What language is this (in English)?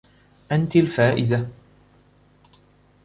Arabic